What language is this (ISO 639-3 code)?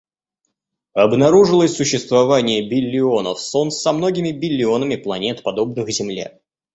rus